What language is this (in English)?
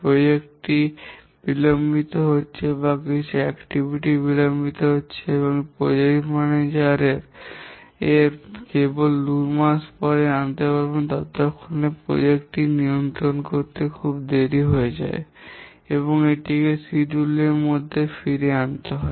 Bangla